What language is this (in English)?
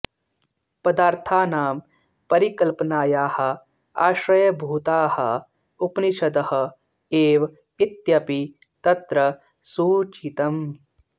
Sanskrit